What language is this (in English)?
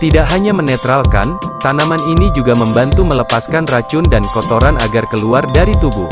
Indonesian